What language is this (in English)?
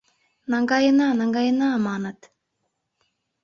Mari